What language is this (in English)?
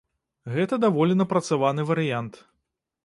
Belarusian